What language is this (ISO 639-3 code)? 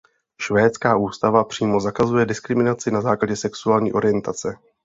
ces